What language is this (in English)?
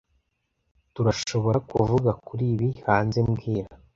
Kinyarwanda